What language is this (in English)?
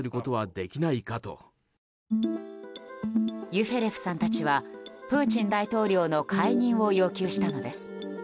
Japanese